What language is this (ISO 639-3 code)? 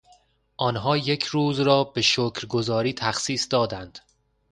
fas